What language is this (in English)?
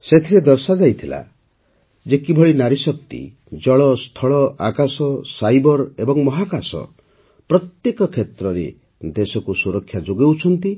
Odia